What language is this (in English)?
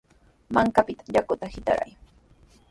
Sihuas Ancash Quechua